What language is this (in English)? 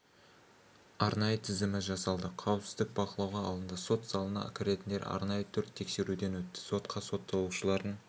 Kazakh